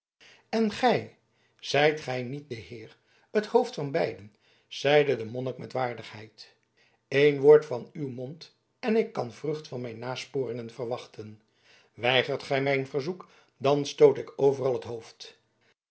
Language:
Dutch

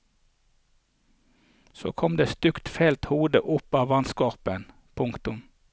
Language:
Norwegian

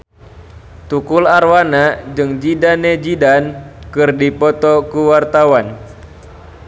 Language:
Sundanese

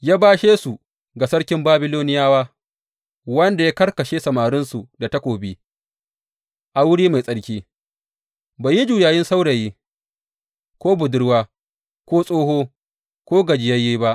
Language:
Hausa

